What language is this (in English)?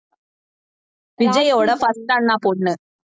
Tamil